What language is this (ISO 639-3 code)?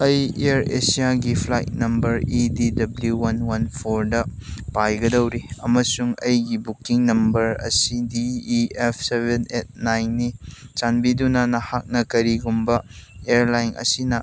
mni